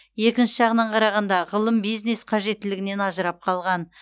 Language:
Kazakh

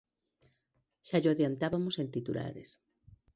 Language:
Galician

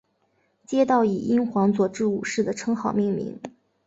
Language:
Chinese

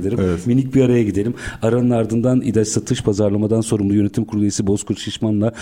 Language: Turkish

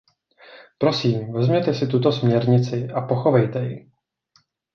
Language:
Czech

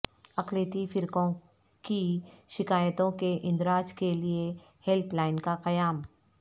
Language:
Urdu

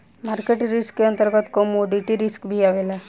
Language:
Bhojpuri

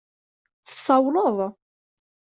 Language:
Kabyle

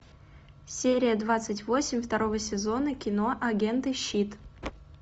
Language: Russian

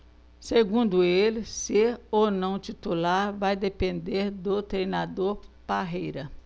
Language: Portuguese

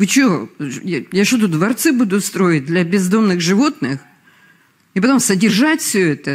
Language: Russian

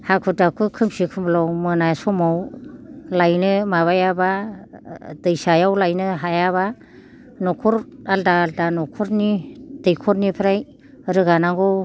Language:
Bodo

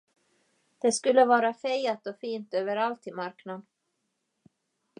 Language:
Swedish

